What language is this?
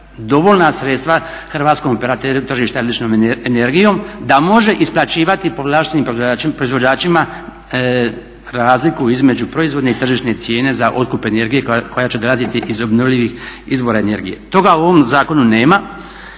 Croatian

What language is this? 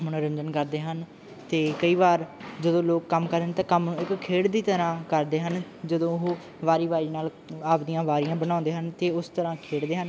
Punjabi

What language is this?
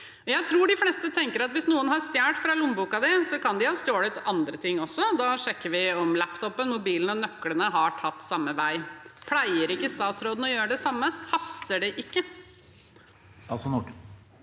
Norwegian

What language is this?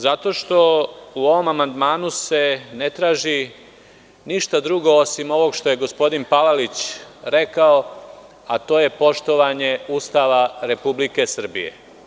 Serbian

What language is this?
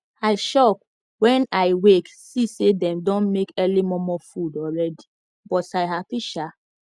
Nigerian Pidgin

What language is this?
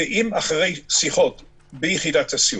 Hebrew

